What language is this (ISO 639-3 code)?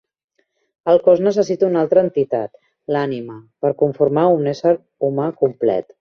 cat